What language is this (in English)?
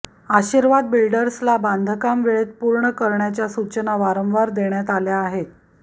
Marathi